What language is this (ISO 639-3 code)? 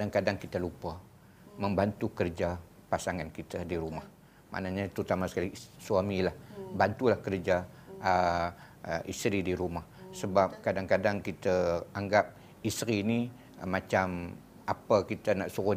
msa